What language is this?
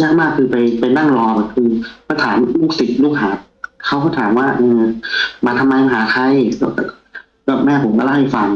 Thai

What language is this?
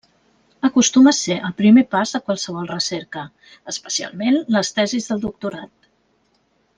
Catalan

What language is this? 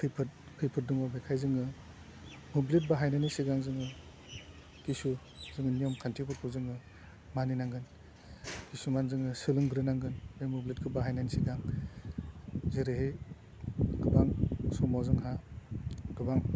Bodo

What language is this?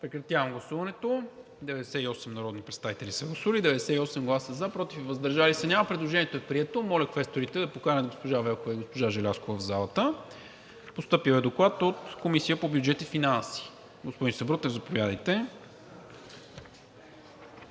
Bulgarian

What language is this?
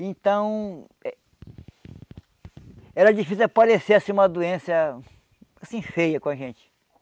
Portuguese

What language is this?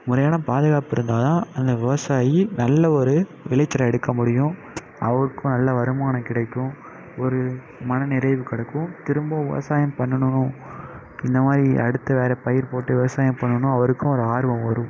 Tamil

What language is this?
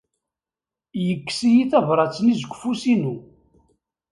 Kabyle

